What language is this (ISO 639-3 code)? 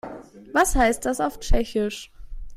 deu